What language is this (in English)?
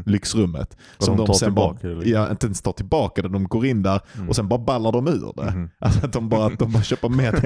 Swedish